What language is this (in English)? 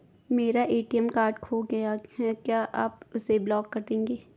Hindi